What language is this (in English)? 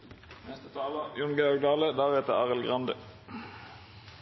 Norwegian